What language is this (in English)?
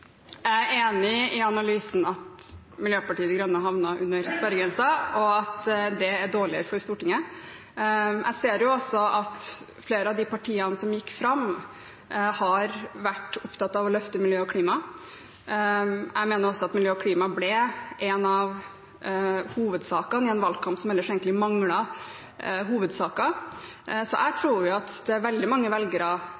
Norwegian Bokmål